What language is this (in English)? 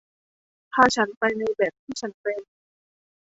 Thai